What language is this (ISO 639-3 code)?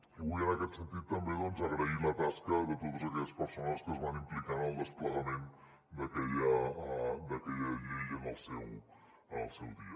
cat